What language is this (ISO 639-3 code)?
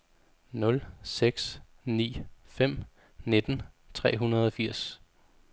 dan